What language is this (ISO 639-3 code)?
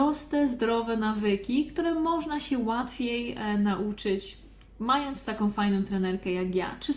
pol